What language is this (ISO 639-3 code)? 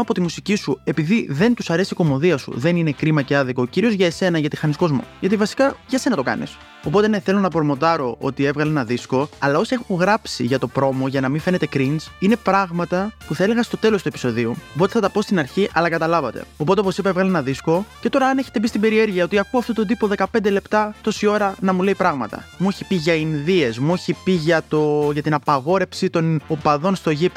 ell